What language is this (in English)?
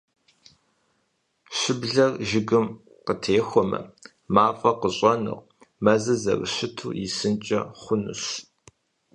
Kabardian